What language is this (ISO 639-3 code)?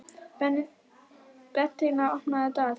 isl